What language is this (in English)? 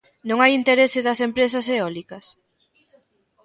Galician